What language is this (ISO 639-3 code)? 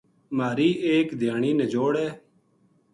gju